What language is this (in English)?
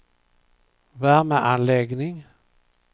Swedish